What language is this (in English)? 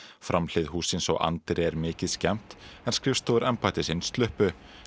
Icelandic